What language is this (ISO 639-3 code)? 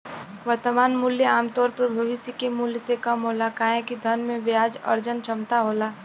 bho